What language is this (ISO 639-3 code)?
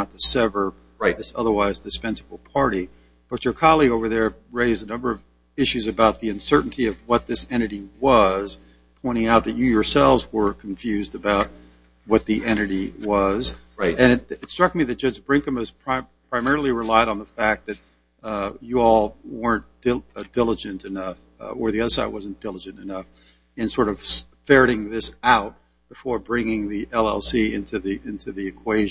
eng